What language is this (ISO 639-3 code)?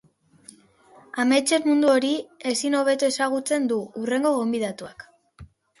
eus